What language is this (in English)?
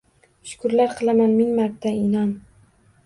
Uzbek